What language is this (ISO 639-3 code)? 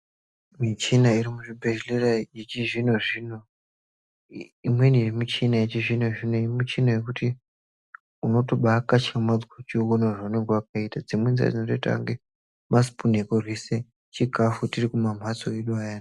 ndc